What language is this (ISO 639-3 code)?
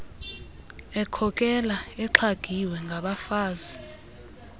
xho